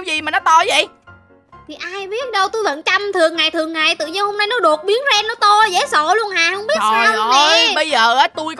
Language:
Vietnamese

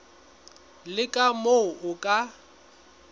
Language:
Southern Sotho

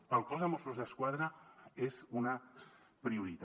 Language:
Catalan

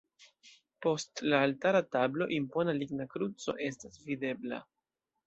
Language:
Esperanto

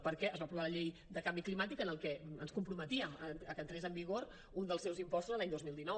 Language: Catalan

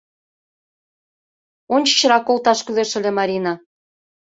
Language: Mari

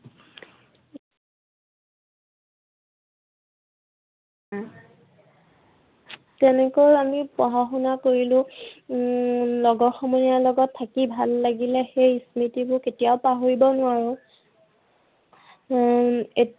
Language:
Assamese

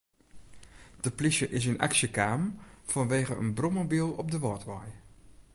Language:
Western Frisian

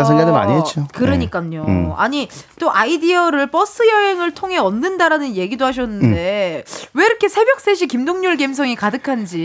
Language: Korean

